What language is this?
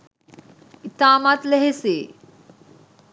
Sinhala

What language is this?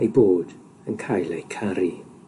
Welsh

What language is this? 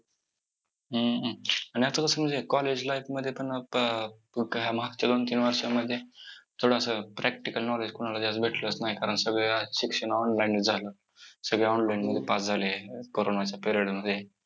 Marathi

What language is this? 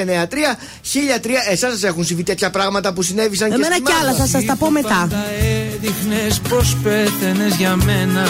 Greek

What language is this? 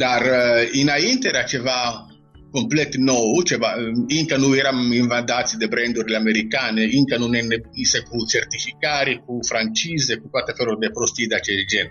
Romanian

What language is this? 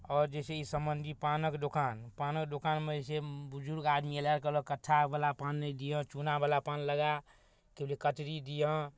Maithili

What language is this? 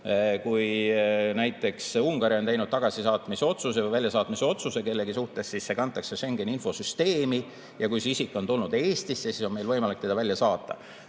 Estonian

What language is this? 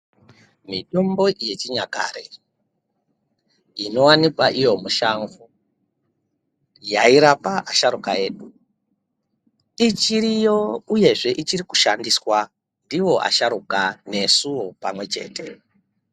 Ndau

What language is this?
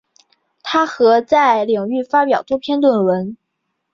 Chinese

